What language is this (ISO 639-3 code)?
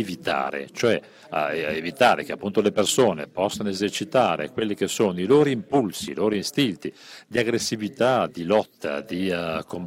ita